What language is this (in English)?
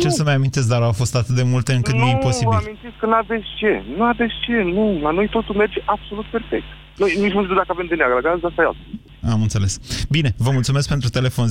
Romanian